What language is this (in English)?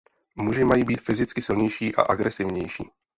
Czech